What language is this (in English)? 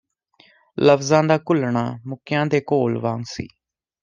Punjabi